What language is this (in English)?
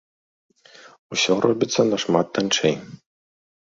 Belarusian